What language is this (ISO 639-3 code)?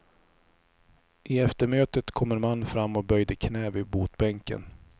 swe